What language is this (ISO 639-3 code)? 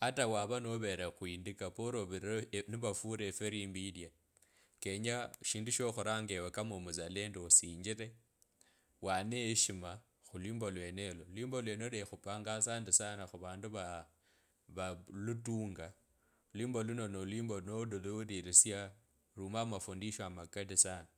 lkb